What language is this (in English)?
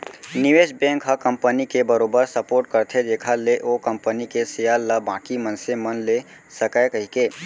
Chhattisgarhi